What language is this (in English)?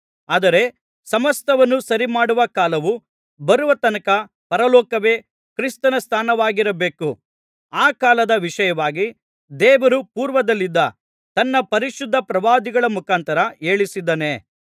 Kannada